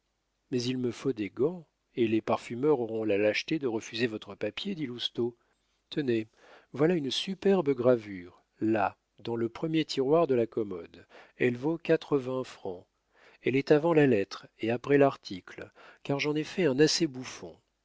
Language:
French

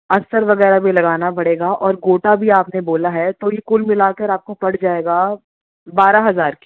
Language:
Urdu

